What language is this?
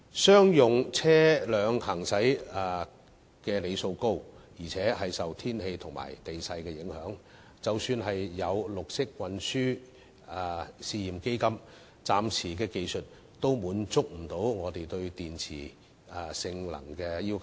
Cantonese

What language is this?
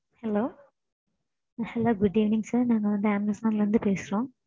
Tamil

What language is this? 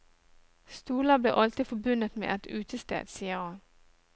Norwegian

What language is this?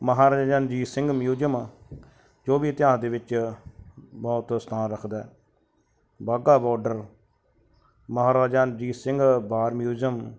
Punjabi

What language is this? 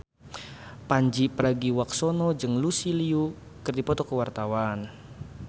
Sundanese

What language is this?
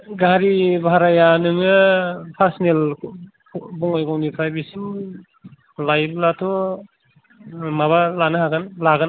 Bodo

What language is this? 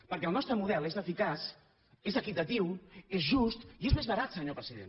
Catalan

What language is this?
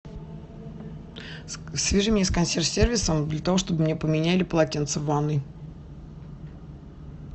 Russian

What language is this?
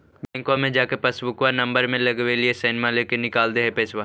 Magahi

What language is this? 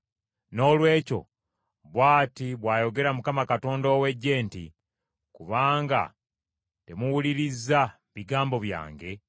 Ganda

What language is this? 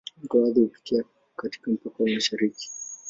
Swahili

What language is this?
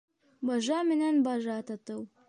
Bashkir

